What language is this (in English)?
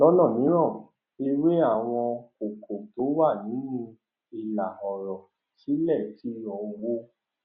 Yoruba